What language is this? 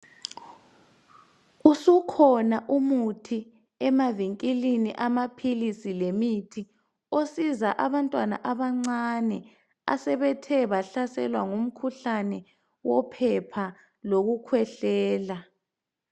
North Ndebele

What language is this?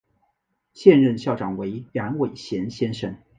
Chinese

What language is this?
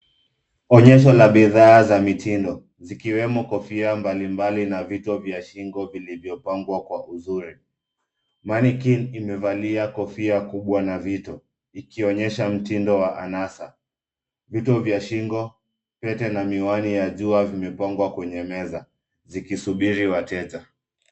Swahili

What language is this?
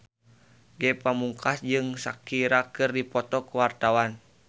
Sundanese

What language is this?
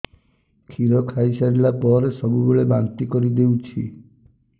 Odia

